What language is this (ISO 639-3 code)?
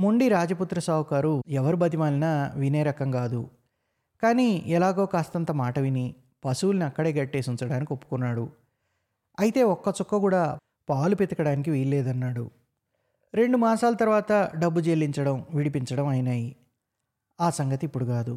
tel